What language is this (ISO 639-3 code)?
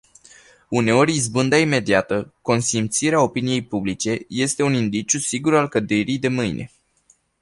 ron